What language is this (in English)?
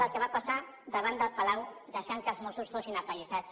Catalan